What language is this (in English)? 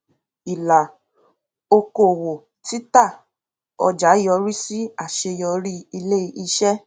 Yoruba